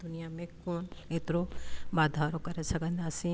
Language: Sindhi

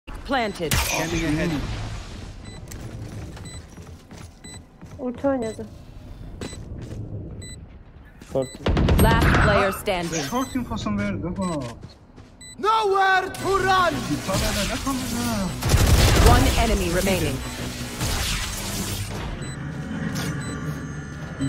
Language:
Korean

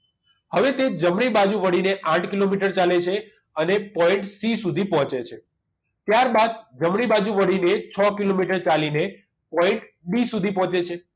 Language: Gujarati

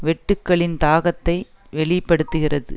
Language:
Tamil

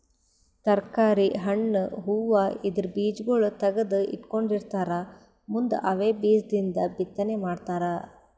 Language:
Kannada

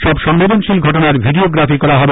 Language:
Bangla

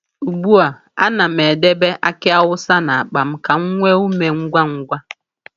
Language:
Igbo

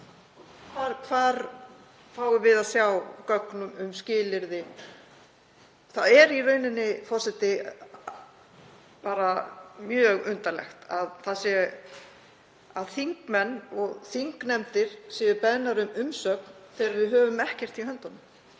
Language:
Icelandic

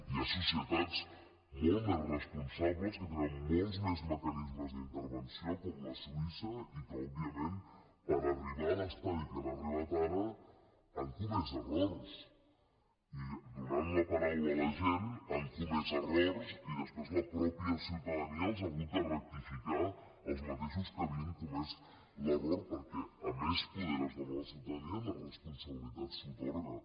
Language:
Catalan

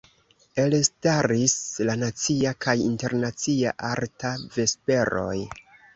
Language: Esperanto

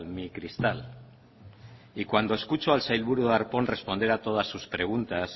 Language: Spanish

